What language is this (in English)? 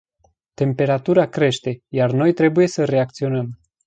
Romanian